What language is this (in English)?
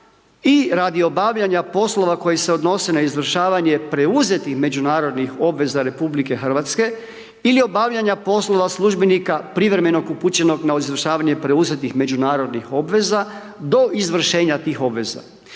Croatian